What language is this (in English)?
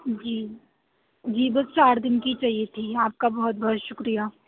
Urdu